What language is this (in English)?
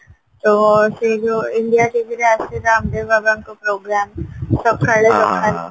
Odia